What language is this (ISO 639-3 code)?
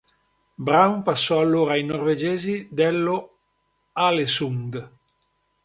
ita